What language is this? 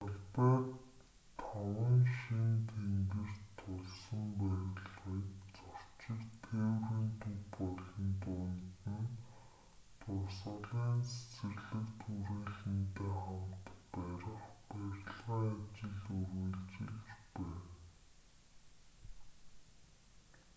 Mongolian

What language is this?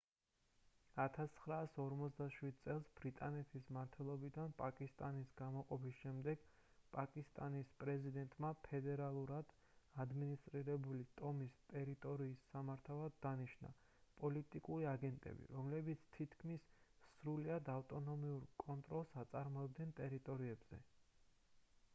Georgian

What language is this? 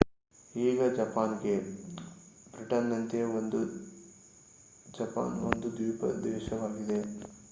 Kannada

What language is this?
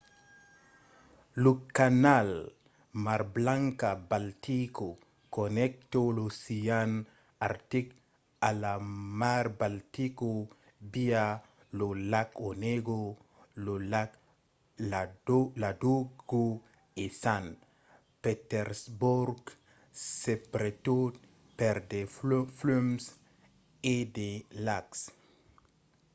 Occitan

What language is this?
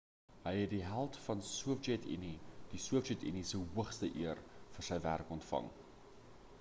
Afrikaans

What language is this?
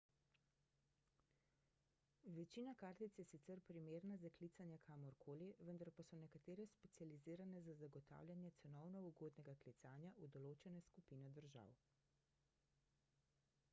Slovenian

